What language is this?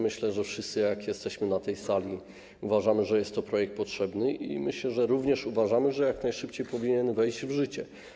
Polish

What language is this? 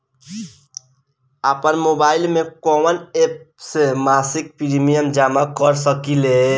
Bhojpuri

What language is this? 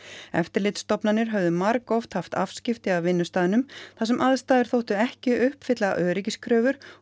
Icelandic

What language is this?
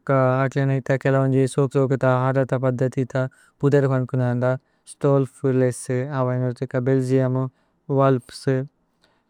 Tulu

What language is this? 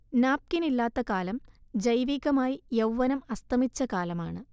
Malayalam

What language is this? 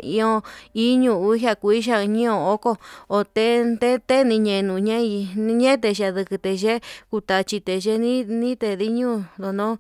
Yutanduchi Mixtec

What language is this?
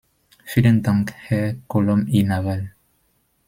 German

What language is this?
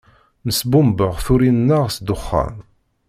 Kabyle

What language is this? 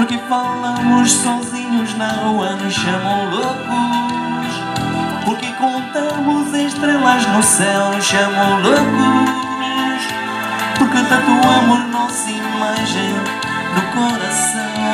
Portuguese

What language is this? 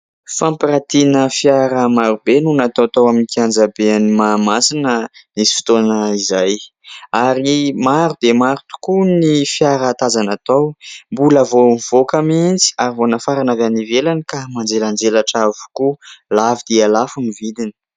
Malagasy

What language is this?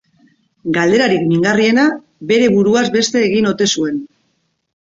Basque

